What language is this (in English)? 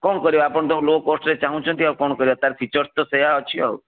Odia